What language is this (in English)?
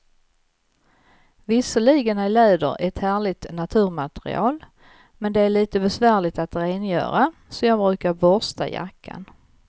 Swedish